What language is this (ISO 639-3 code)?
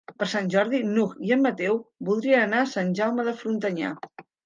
cat